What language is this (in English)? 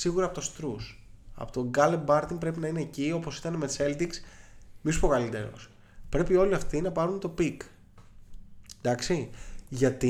Greek